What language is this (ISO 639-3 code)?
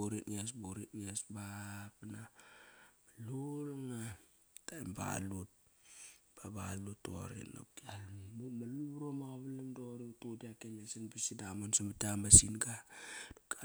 ckr